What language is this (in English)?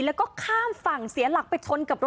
Thai